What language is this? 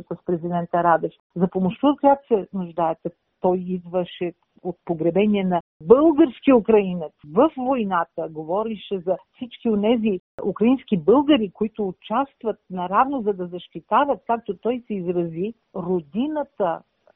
Bulgarian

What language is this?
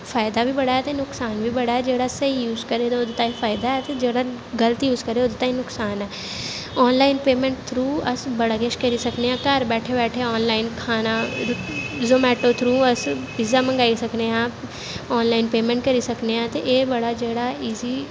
Dogri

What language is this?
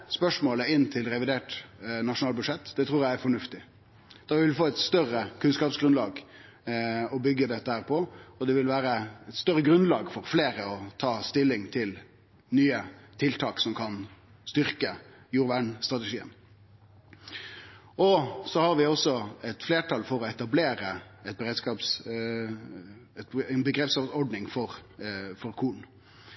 Norwegian Nynorsk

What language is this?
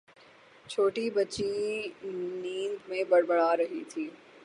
Urdu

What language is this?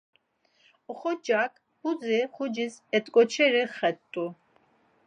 Laz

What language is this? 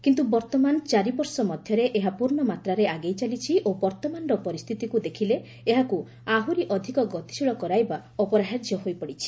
Odia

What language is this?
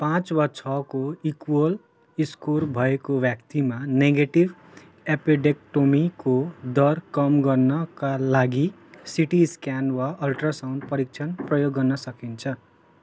Nepali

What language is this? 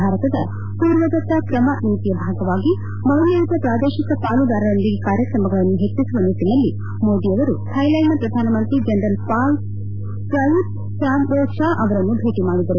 Kannada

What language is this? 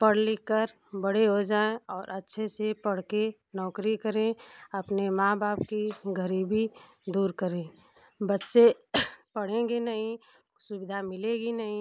Hindi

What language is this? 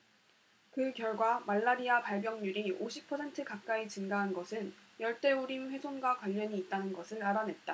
Korean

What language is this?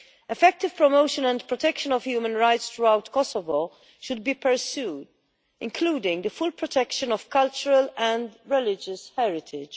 English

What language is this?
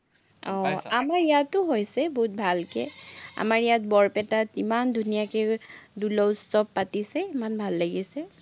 Assamese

